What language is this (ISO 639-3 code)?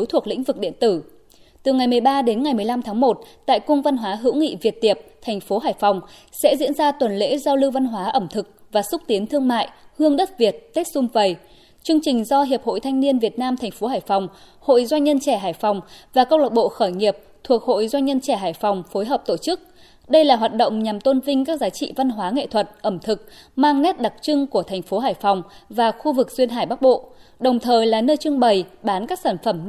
vie